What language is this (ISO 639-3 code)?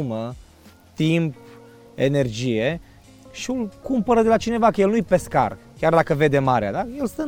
ron